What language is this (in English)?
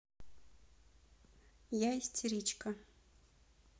Russian